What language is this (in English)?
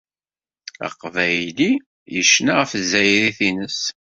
Kabyle